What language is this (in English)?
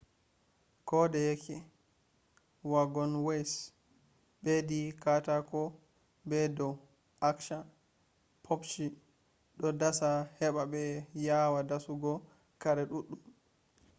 Fula